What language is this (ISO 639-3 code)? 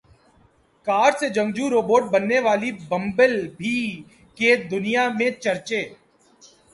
urd